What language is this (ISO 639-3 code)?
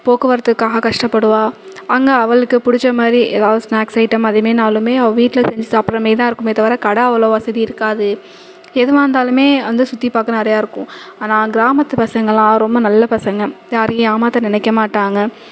tam